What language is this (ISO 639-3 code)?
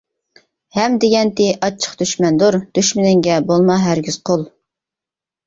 uig